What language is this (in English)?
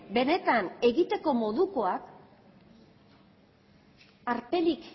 Basque